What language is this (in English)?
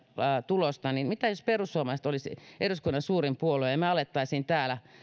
Finnish